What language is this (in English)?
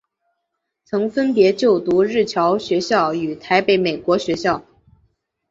Chinese